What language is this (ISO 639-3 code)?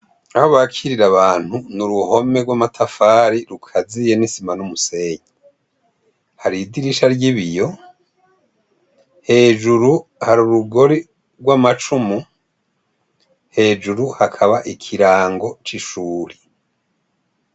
run